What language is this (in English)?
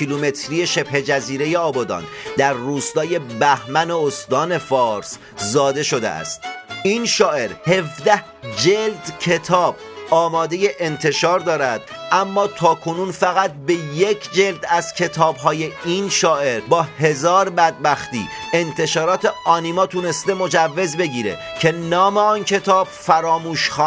Persian